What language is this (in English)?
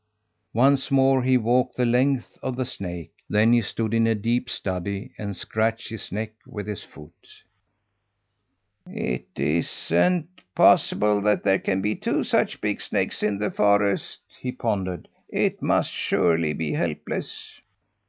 English